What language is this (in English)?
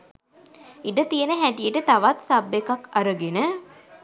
Sinhala